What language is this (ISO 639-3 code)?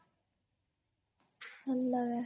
ori